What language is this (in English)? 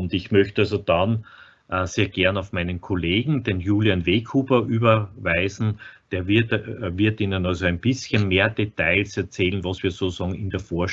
German